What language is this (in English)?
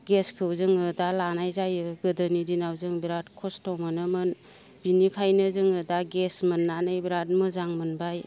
Bodo